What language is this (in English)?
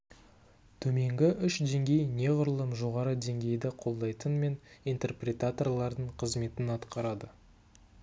Kazakh